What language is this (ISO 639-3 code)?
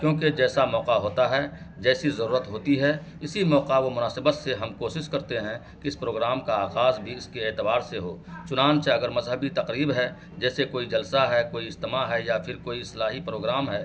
urd